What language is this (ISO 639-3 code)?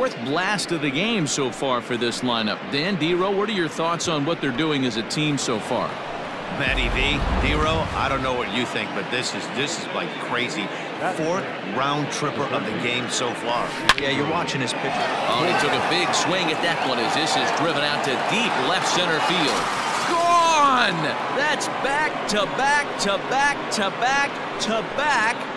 eng